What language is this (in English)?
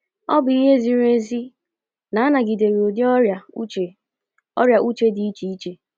Igbo